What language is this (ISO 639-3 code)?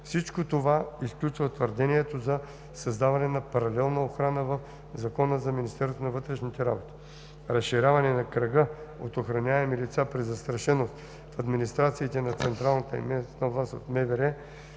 bul